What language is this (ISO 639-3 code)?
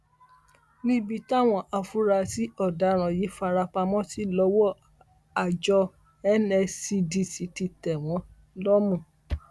yor